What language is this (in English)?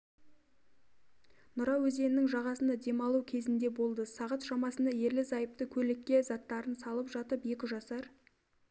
Kazakh